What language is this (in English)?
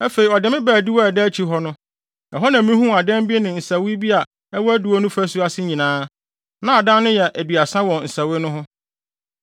Akan